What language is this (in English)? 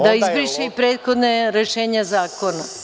Serbian